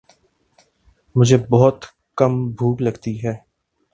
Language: Urdu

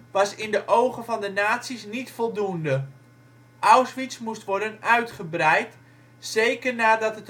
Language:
Dutch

